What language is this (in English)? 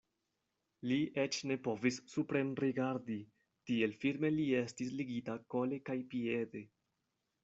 Esperanto